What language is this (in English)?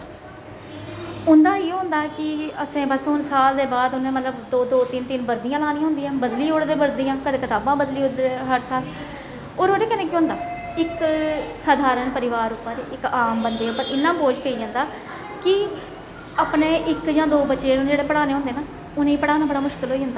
Dogri